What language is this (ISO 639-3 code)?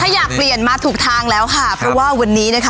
tha